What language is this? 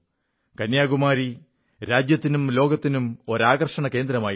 Malayalam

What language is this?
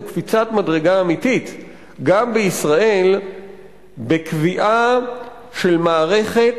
Hebrew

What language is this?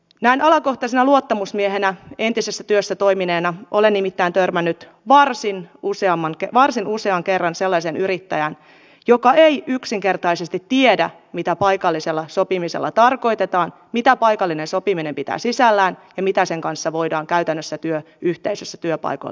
Finnish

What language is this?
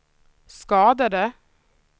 Swedish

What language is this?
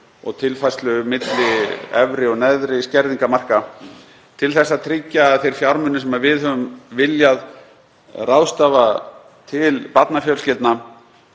Icelandic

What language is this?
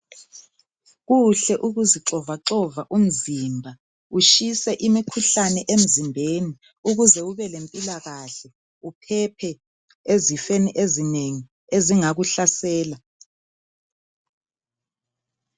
North Ndebele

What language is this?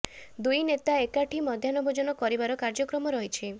Odia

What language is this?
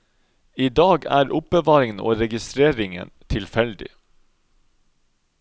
Norwegian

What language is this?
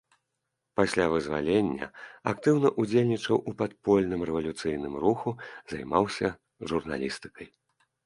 Belarusian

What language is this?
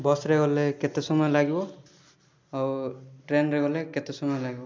Odia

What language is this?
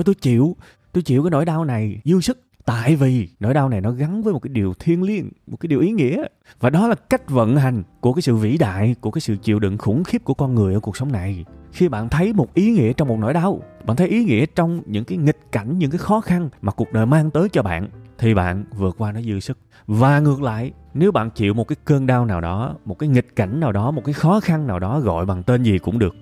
Vietnamese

